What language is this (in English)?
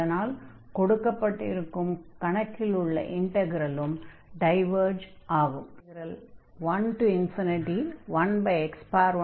Tamil